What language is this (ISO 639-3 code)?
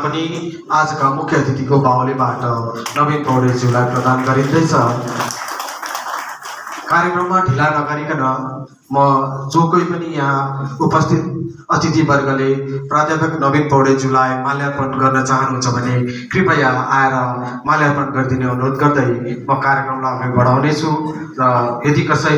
ara